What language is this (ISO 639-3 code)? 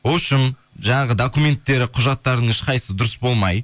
kaz